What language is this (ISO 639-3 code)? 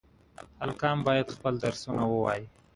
eng